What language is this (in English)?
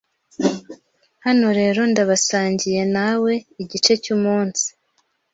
Kinyarwanda